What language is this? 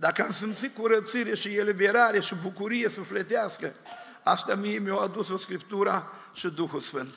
Romanian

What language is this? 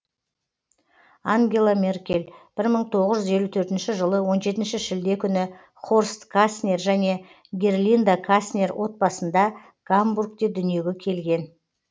Kazakh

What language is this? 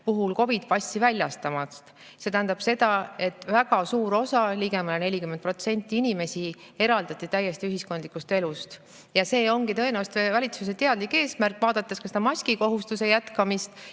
Estonian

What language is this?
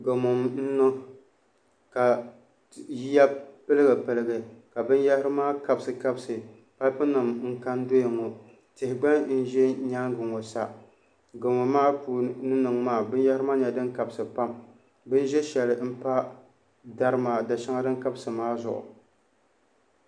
Dagbani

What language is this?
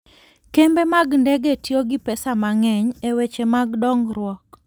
Luo (Kenya and Tanzania)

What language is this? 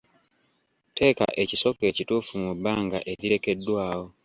Ganda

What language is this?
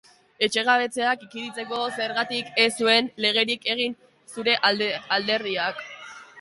Basque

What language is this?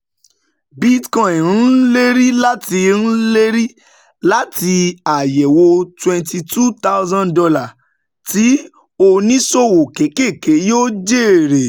Yoruba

